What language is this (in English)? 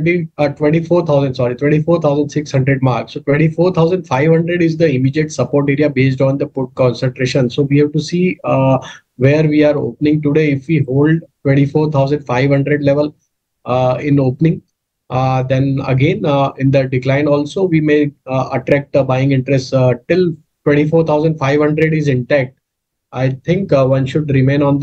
Telugu